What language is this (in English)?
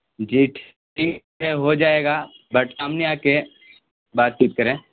Urdu